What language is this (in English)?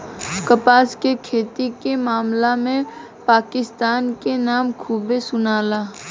Bhojpuri